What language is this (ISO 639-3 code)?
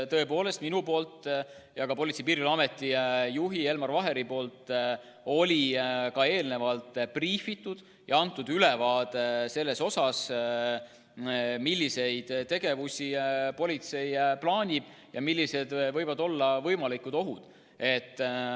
est